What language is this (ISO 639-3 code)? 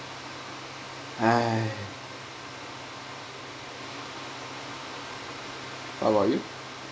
eng